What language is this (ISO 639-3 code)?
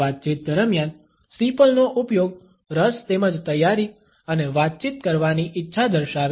guj